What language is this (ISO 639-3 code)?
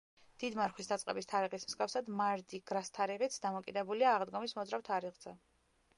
kat